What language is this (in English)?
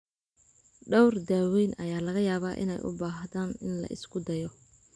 Somali